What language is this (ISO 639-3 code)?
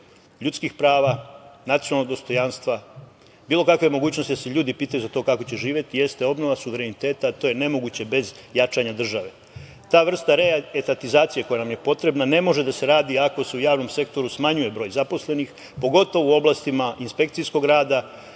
srp